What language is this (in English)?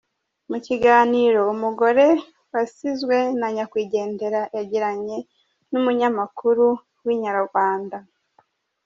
Kinyarwanda